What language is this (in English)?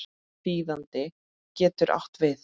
Icelandic